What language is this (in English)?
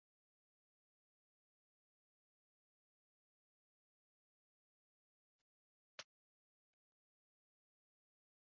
Uzbek